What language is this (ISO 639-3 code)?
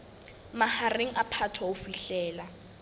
sot